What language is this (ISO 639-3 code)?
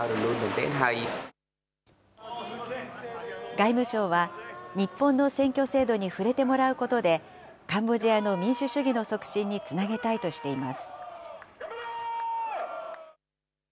jpn